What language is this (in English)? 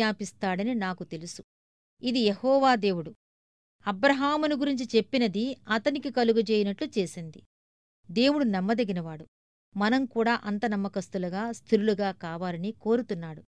Telugu